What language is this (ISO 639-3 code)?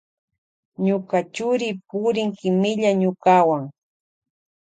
qvj